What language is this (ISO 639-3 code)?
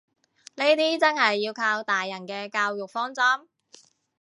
yue